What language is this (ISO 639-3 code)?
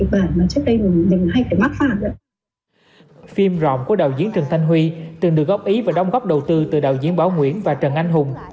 vie